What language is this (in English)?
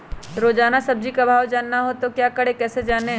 Magahi